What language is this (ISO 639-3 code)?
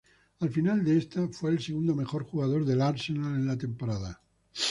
spa